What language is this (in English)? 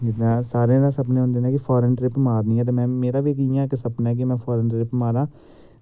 Dogri